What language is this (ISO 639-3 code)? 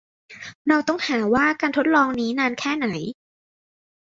tha